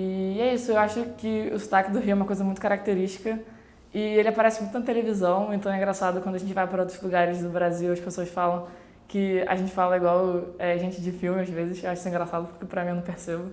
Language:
Portuguese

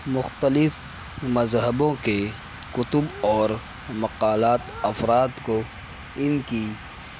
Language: Urdu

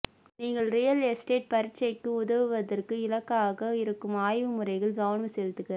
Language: Tamil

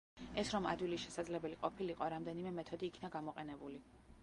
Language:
Georgian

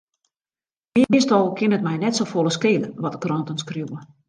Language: Western Frisian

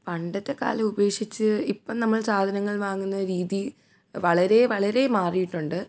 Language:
Malayalam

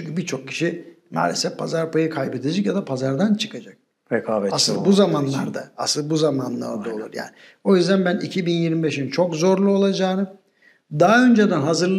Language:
Turkish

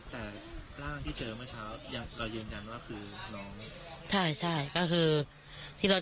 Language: Thai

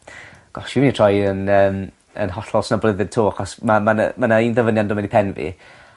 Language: Welsh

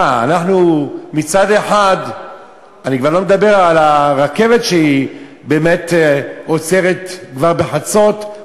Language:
Hebrew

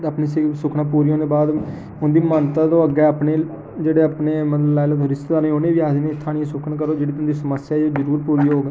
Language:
Dogri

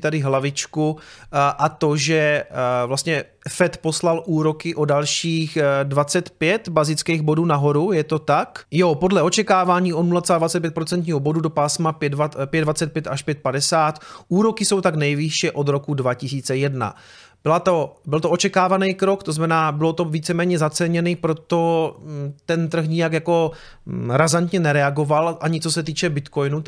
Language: Czech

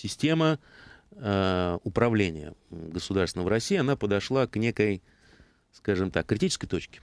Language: Russian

